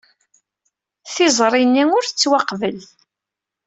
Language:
Kabyle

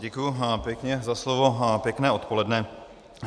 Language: Czech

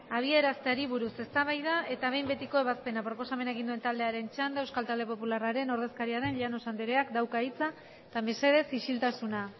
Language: Basque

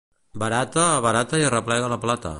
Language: Catalan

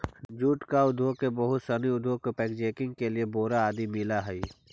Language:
Magahi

